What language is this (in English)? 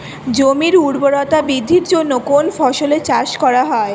Bangla